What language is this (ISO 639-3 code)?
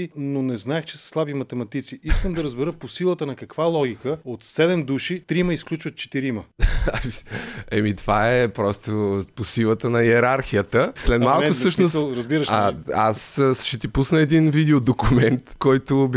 bul